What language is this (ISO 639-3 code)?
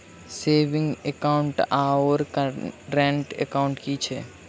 mai